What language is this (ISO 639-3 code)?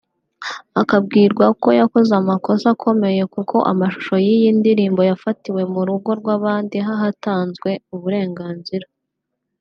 kin